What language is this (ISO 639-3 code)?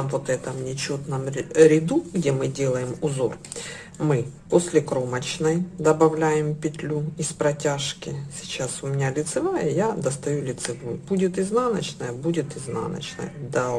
rus